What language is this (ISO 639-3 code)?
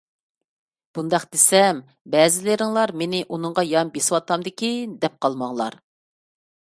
uig